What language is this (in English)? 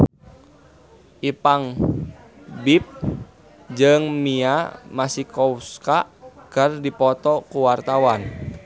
Sundanese